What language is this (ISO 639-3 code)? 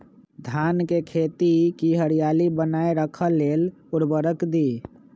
mag